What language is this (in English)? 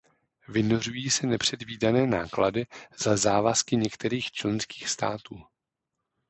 Czech